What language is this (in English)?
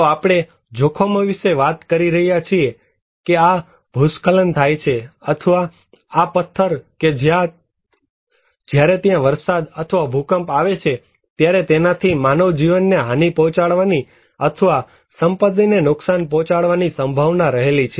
Gujarati